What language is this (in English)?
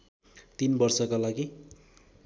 Nepali